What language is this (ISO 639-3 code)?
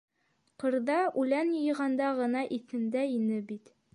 bak